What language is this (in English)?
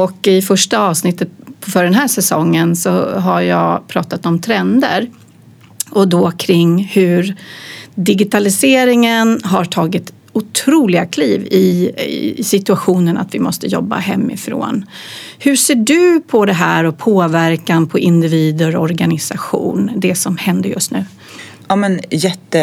Swedish